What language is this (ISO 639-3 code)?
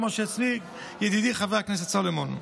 heb